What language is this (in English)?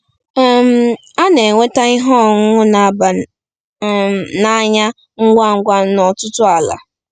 Igbo